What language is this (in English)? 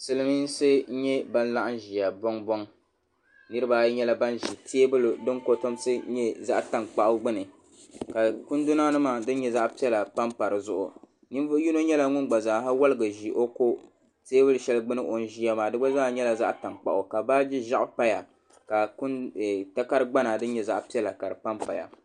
Dagbani